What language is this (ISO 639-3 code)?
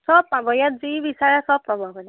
asm